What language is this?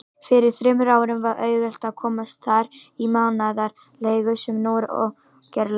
Icelandic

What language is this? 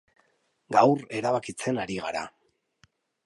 Basque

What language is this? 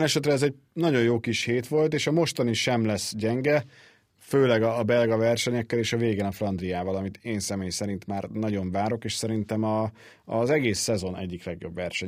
Hungarian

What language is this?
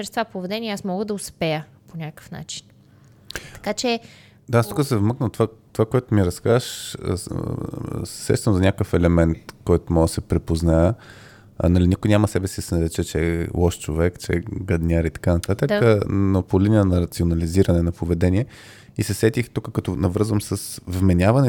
Bulgarian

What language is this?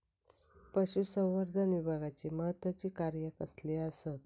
Marathi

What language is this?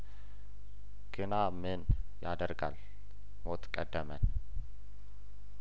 Amharic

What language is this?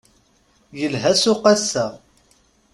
Kabyle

